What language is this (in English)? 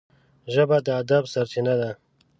Pashto